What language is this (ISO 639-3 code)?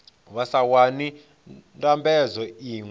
ven